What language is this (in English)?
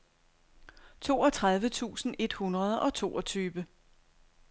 Danish